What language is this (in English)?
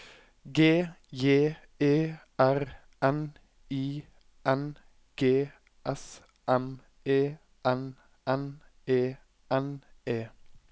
Norwegian